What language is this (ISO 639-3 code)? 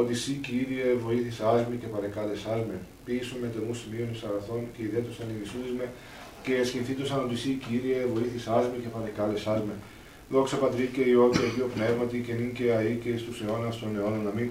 ell